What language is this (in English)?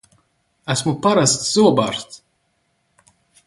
Latvian